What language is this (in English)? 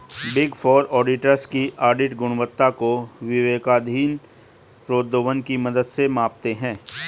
Hindi